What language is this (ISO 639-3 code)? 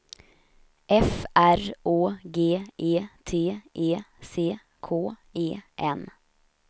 swe